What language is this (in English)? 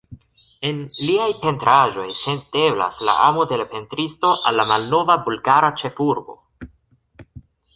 Esperanto